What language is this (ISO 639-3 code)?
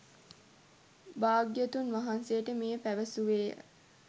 sin